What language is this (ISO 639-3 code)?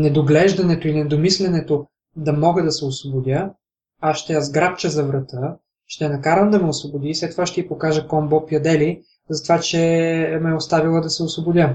bul